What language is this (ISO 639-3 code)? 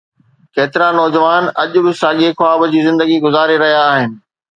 snd